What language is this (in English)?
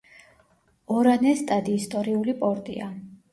Georgian